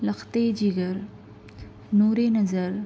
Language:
Urdu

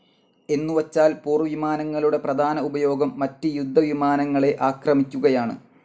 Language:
Malayalam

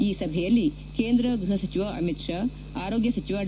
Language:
Kannada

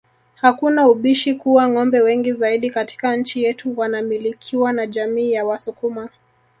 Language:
Swahili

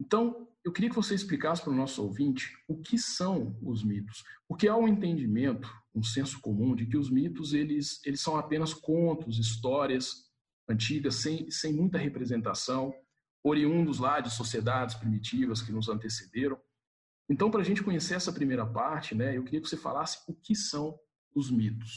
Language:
Portuguese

